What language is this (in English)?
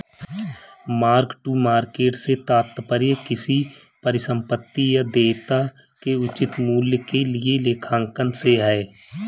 Hindi